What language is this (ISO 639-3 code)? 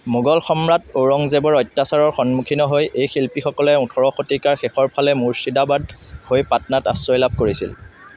asm